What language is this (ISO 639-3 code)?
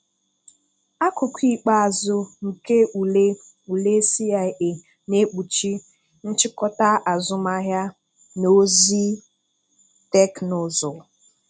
ibo